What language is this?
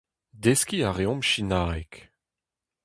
Breton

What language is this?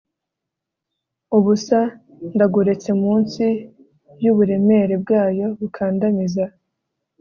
Kinyarwanda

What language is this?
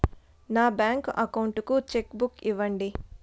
Telugu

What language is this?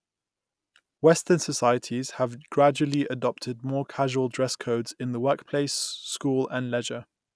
English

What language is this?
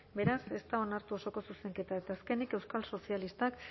Basque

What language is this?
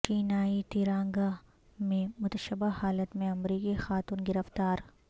Urdu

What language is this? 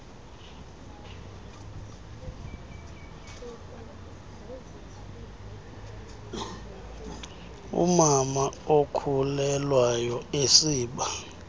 Xhosa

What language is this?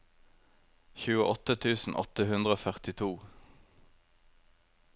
Norwegian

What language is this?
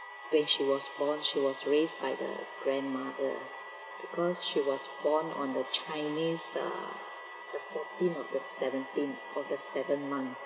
English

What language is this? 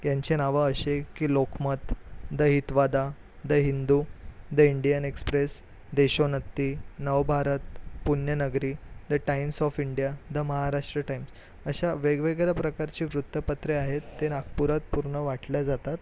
Marathi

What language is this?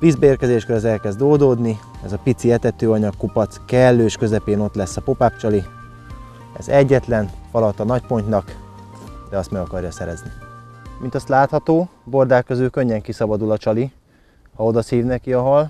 Hungarian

